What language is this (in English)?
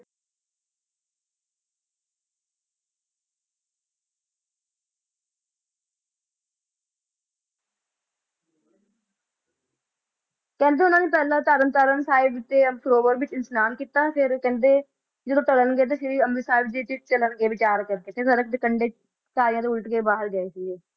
Punjabi